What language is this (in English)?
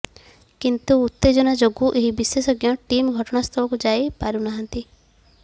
Odia